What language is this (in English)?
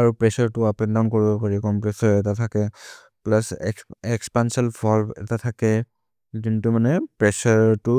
Maria (India)